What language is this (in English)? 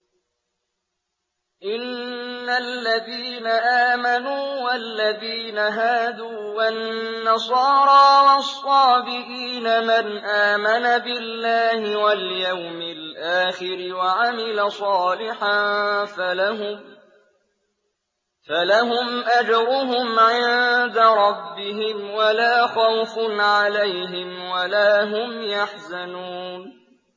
Arabic